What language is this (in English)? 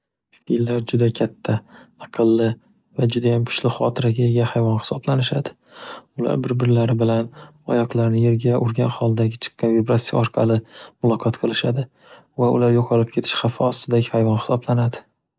Uzbek